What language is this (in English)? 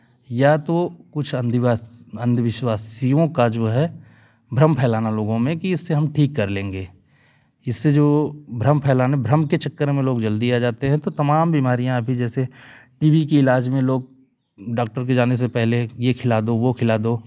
Hindi